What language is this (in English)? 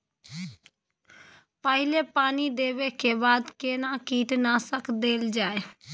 Maithili